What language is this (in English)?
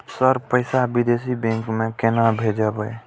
Maithili